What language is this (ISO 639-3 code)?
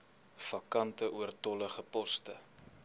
afr